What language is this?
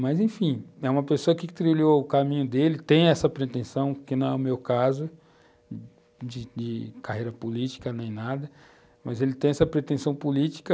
Portuguese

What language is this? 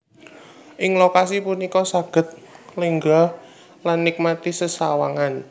Javanese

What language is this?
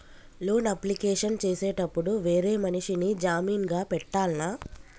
Telugu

